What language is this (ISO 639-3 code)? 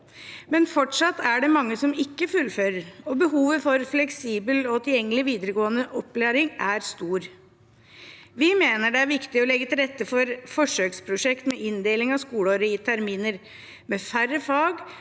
nor